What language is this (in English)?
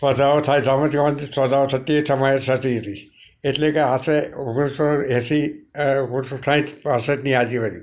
Gujarati